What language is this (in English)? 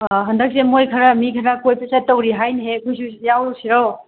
Manipuri